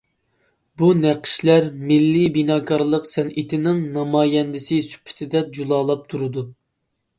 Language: Uyghur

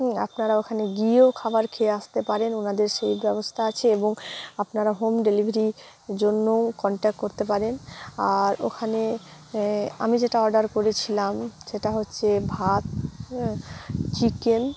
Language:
Bangla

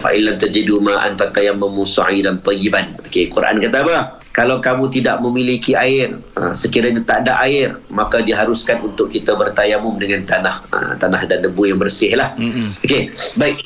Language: Malay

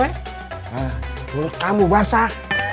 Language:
Indonesian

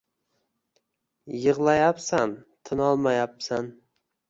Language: Uzbek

